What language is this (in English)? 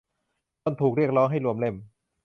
Thai